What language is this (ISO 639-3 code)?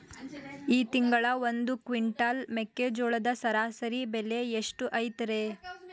kan